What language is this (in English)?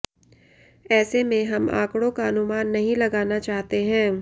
Hindi